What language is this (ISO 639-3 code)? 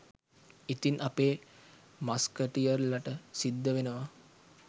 sin